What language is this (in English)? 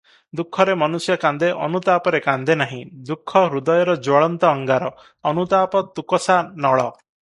Odia